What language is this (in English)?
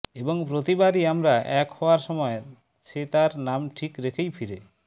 Bangla